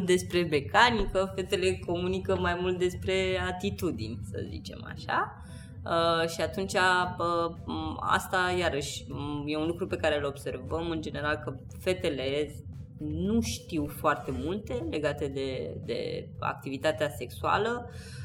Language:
Romanian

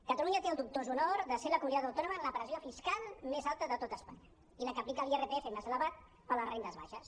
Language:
Catalan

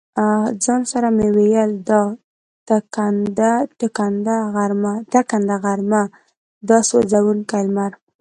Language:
Pashto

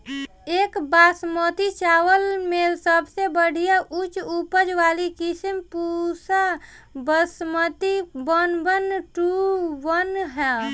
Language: Bhojpuri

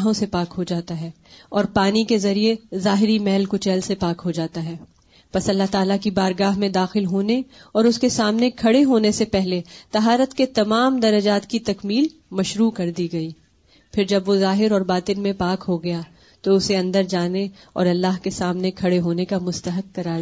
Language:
Urdu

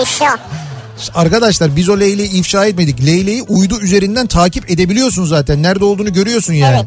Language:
Turkish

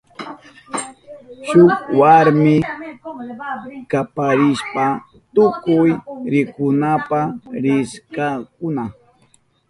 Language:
Southern Pastaza Quechua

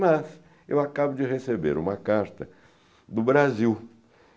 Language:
Portuguese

